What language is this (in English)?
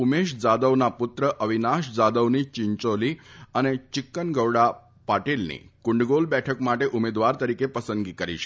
Gujarati